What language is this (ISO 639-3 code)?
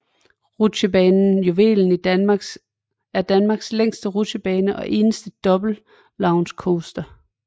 dan